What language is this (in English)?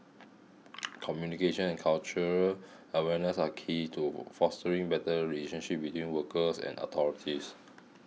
English